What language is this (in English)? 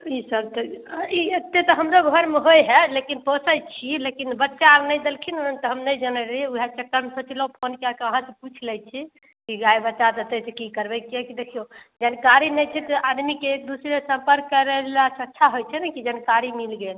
Maithili